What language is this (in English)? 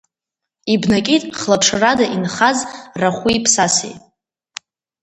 Abkhazian